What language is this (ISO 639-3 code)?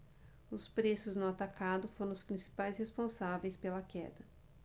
por